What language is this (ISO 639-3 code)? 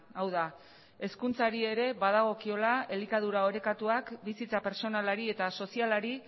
eus